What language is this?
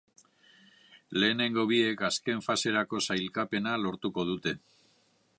Basque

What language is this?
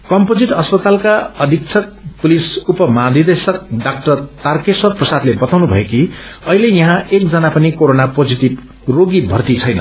Nepali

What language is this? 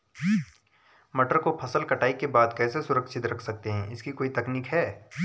Hindi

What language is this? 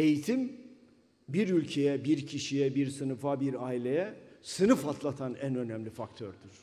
Turkish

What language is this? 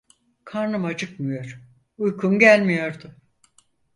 Turkish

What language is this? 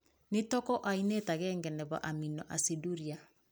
Kalenjin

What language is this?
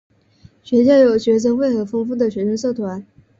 Chinese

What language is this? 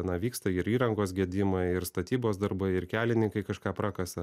Lithuanian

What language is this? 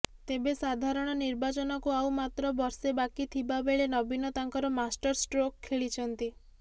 Odia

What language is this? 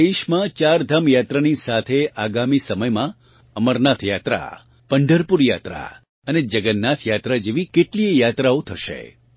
Gujarati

